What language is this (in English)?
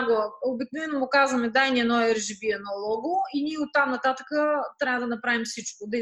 Bulgarian